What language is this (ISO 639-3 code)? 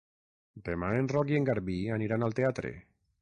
cat